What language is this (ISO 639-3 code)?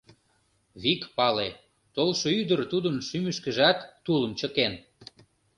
chm